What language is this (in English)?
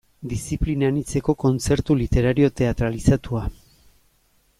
Basque